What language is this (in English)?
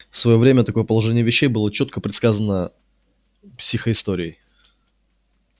Russian